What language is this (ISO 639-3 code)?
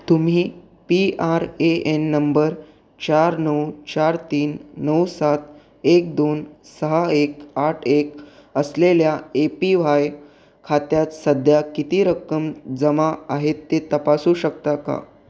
mar